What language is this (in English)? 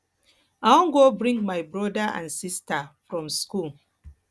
Nigerian Pidgin